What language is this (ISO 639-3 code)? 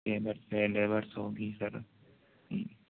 urd